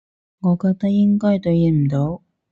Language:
Cantonese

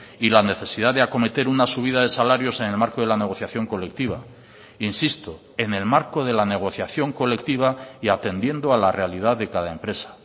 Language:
Spanish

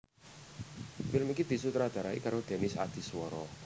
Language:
Javanese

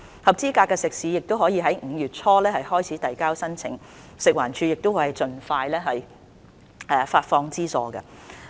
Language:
Cantonese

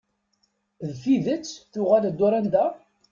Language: Kabyle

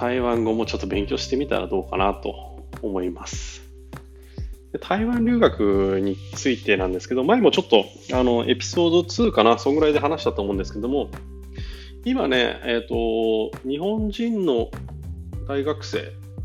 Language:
Japanese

